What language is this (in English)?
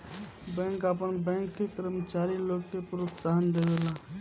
Bhojpuri